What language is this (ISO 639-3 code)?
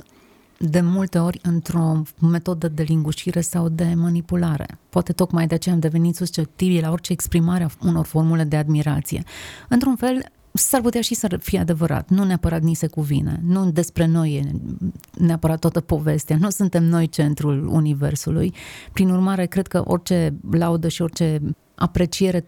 ron